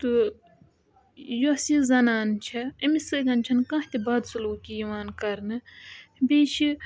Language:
Kashmiri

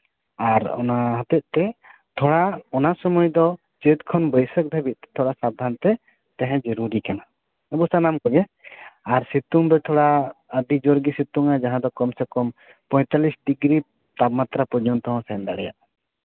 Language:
Santali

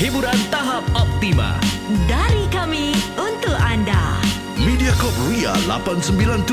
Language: Malay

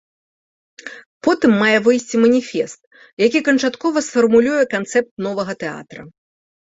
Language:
Belarusian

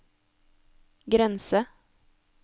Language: Norwegian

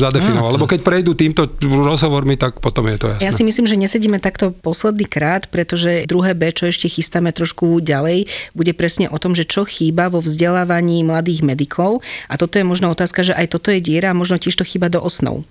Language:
Slovak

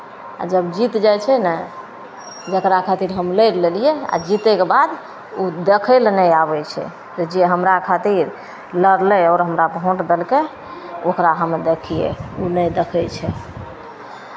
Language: Maithili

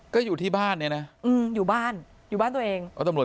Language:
Thai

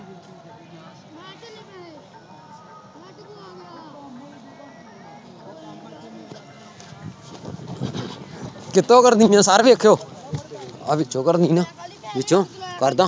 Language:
Punjabi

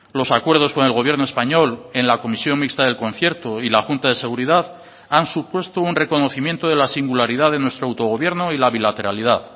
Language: Spanish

